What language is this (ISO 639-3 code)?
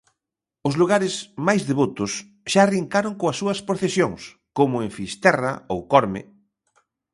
glg